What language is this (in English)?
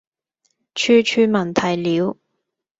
Cantonese